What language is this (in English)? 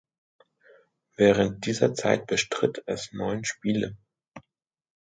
German